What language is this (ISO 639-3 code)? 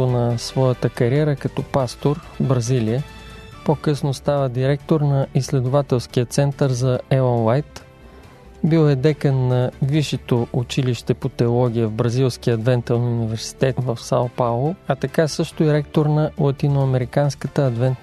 bul